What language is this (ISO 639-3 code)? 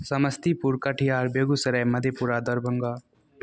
mai